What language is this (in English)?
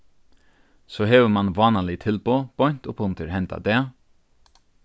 Faroese